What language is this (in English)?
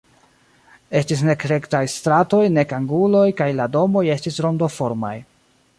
Esperanto